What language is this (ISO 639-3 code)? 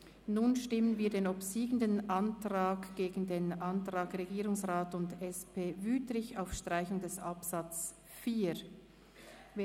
gsw